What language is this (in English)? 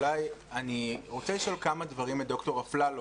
Hebrew